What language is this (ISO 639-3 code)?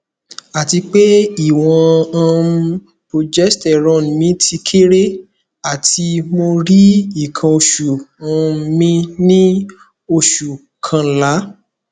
yor